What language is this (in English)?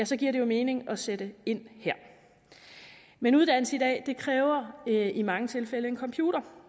Danish